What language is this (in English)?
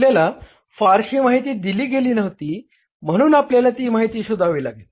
Marathi